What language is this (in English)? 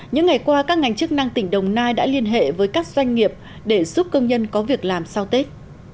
Vietnamese